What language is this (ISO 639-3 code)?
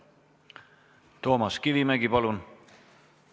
est